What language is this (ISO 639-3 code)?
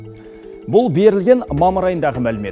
kaz